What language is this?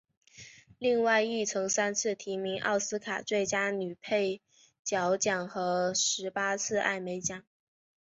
Chinese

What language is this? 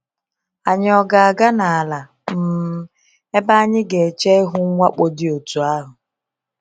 Igbo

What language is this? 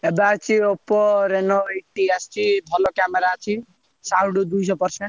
Odia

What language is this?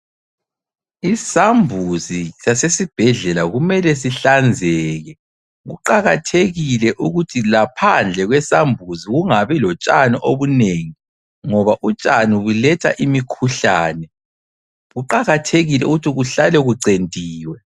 North Ndebele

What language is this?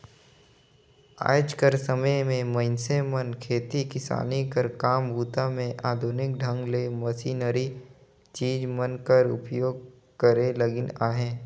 Chhattisgarhi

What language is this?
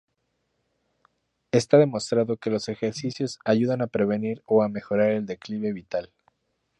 Spanish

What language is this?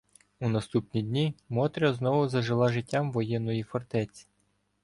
Ukrainian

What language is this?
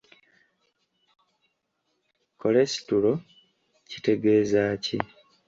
Ganda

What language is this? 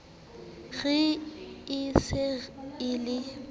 Southern Sotho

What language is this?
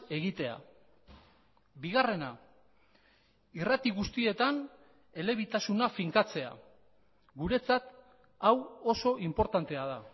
Basque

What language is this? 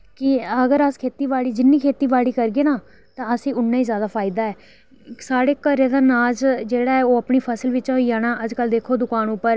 Dogri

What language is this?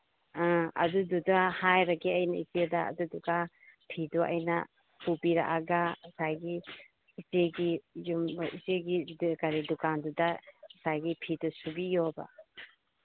Manipuri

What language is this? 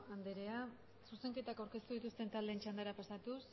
Basque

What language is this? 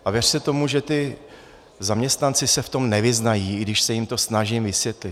Czech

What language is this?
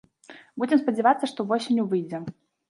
Belarusian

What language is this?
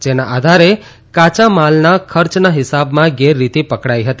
Gujarati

